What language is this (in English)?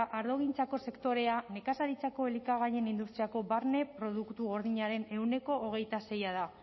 Basque